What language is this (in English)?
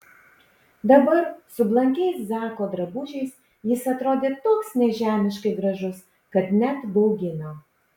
Lithuanian